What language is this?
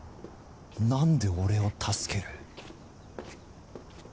Japanese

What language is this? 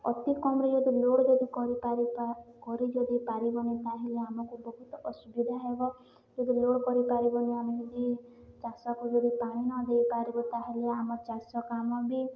Odia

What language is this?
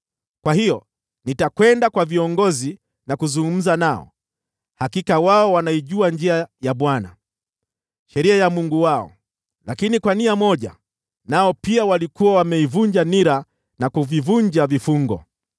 Swahili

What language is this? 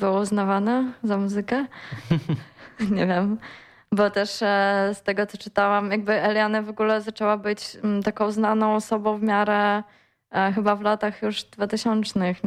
Polish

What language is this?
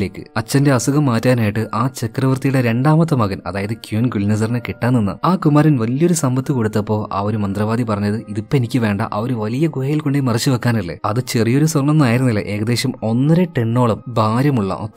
Malayalam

